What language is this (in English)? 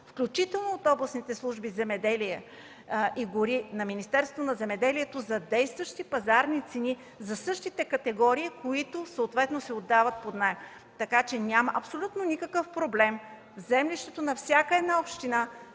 Bulgarian